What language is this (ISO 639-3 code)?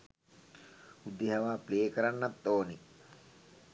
sin